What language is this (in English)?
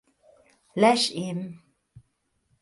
Hungarian